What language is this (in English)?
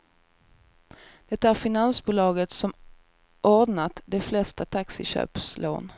Swedish